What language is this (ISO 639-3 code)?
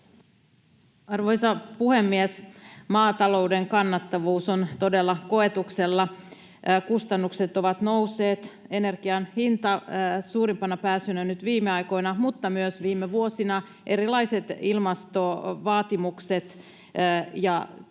fin